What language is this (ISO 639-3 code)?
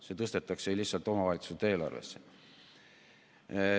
est